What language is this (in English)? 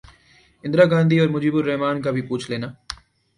Urdu